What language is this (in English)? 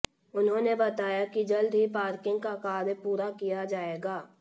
Hindi